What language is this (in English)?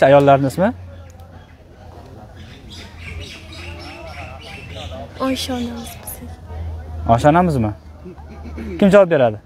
Turkish